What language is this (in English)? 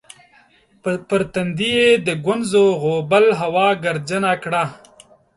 Pashto